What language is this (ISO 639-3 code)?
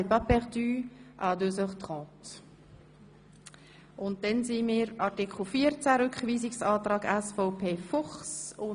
gsw